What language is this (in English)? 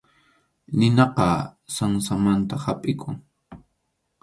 Arequipa-La Unión Quechua